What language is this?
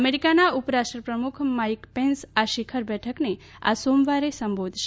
Gujarati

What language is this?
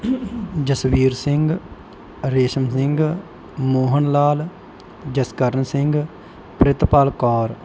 Punjabi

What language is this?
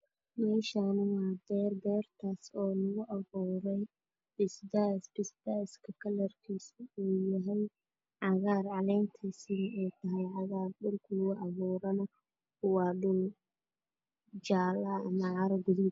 Somali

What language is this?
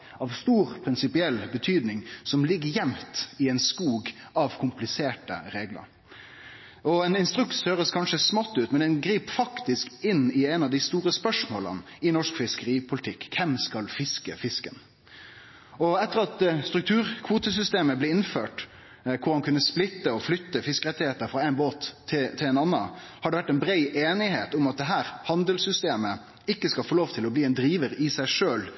Norwegian Nynorsk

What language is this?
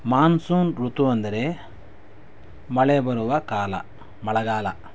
Kannada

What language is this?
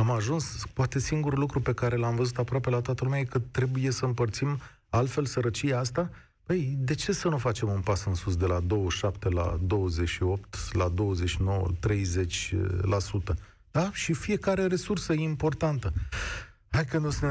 Romanian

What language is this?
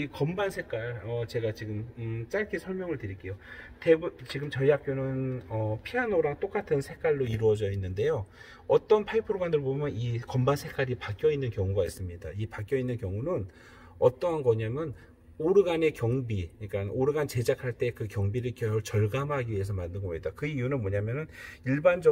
Korean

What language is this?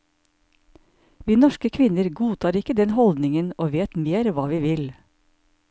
Norwegian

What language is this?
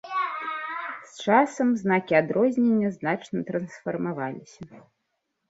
Belarusian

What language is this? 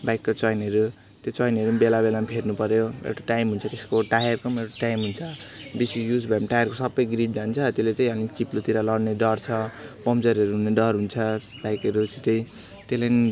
Nepali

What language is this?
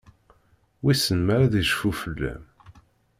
Kabyle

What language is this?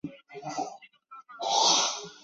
Chinese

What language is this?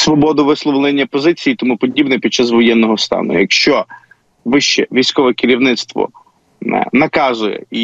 Ukrainian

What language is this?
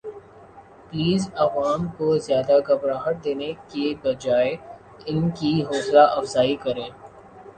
Urdu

